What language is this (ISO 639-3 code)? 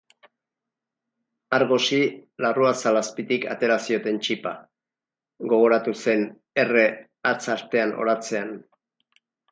eus